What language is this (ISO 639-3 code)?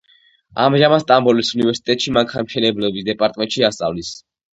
kat